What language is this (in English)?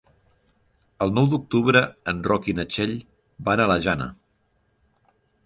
Catalan